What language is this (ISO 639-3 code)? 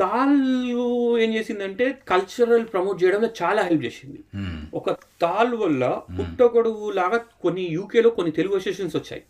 tel